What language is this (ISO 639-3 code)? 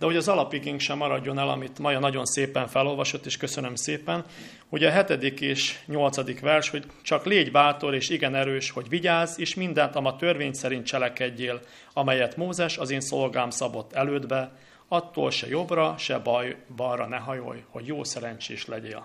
hun